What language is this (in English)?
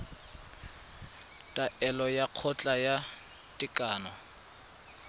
Tswana